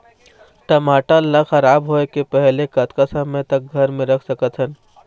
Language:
Chhattisgarhi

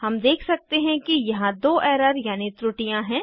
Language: Hindi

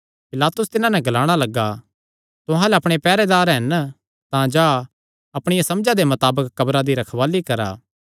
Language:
Kangri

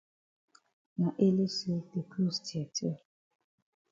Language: Cameroon Pidgin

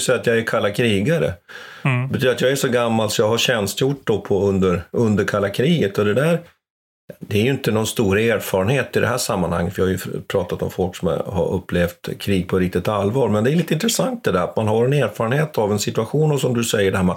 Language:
Swedish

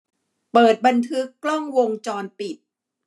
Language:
Thai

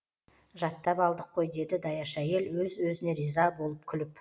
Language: Kazakh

